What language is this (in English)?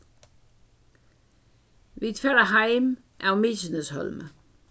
Faroese